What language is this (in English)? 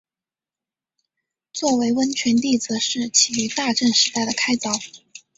Chinese